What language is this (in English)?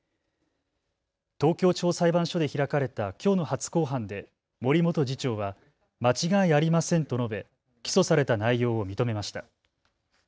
Japanese